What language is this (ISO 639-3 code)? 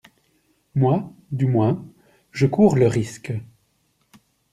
fra